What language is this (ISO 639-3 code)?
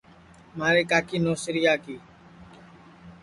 ssi